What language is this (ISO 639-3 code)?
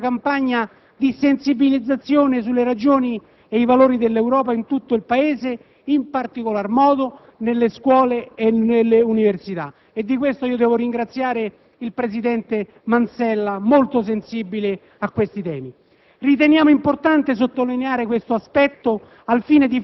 ita